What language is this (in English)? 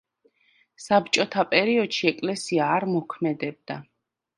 Georgian